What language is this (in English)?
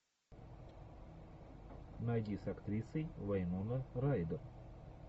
Russian